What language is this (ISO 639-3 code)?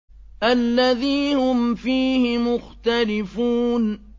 ara